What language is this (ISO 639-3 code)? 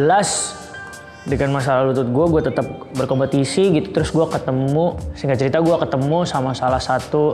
ind